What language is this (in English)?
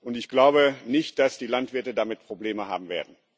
German